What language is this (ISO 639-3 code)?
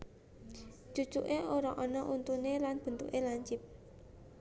jav